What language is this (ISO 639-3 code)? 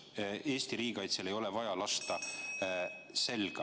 est